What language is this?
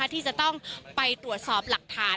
Thai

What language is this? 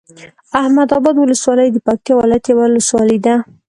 Pashto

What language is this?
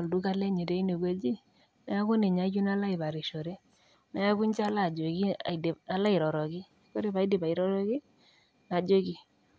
Masai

